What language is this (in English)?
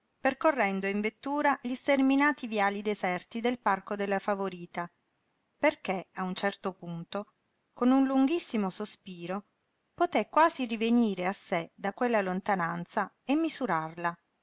Italian